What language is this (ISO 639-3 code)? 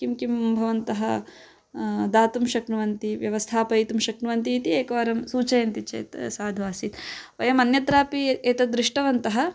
san